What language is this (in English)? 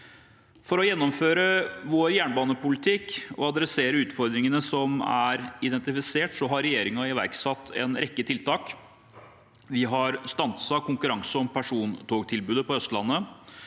Norwegian